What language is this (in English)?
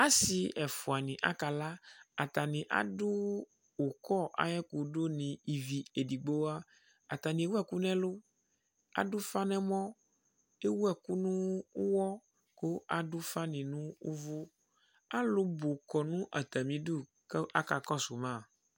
Ikposo